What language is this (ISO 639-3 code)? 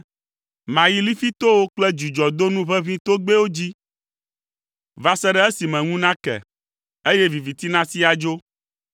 ewe